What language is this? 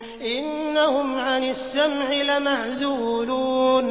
Arabic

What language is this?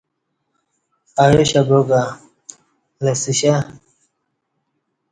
Kati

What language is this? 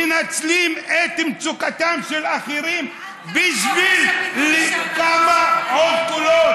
Hebrew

